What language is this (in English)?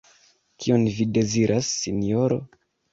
Esperanto